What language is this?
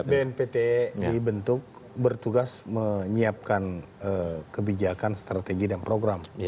Indonesian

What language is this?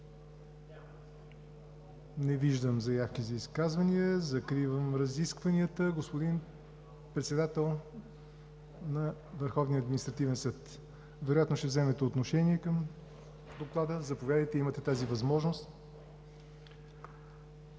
Bulgarian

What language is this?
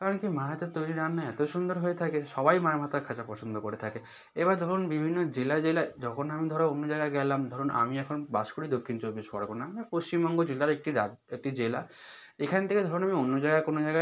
Bangla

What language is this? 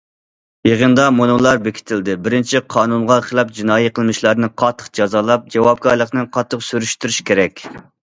Uyghur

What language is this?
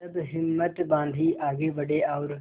Hindi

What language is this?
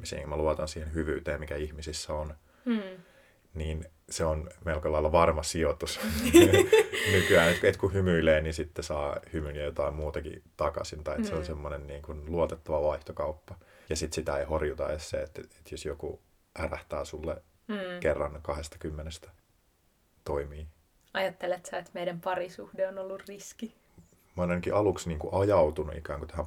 Finnish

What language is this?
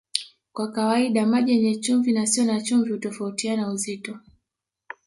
Swahili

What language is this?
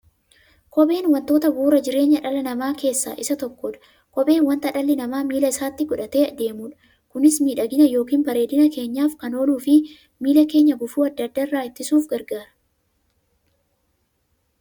Oromo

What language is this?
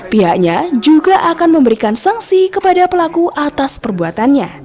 Indonesian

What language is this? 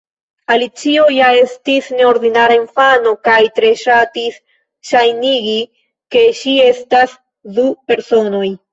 Esperanto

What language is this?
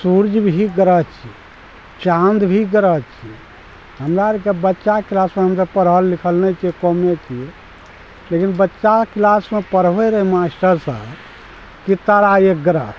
Maithili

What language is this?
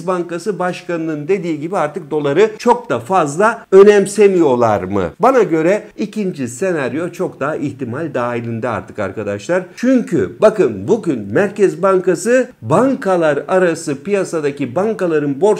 Turkish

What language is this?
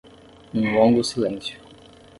Portuguese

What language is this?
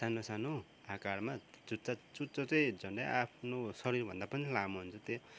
Nepali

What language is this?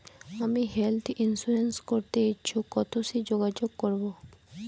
Bangla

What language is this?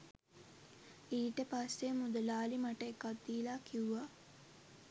Sinhala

